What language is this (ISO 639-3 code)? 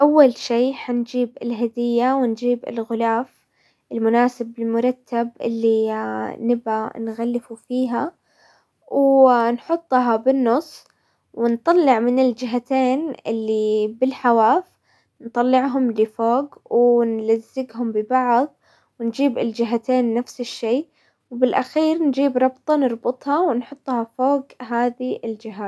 acw